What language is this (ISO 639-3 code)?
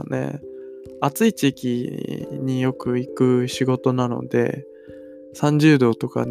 jpn